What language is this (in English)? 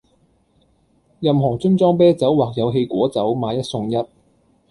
Cantonese